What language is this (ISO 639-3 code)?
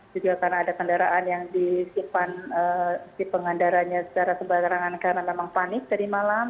ind